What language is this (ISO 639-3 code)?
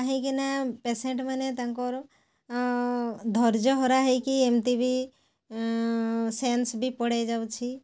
ori